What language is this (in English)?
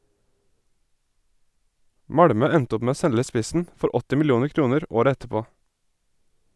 Norwegian